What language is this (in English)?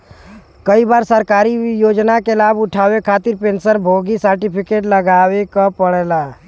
Bhojpuri